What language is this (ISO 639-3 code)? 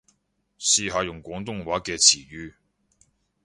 yue